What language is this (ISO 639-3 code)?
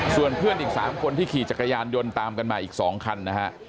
tha